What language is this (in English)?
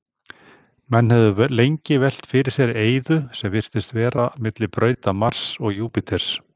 Icelandic